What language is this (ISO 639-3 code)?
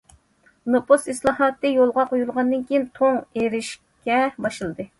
uig